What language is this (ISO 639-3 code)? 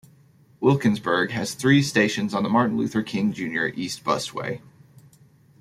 eng